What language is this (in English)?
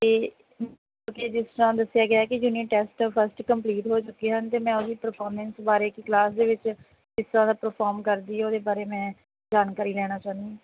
Punjabi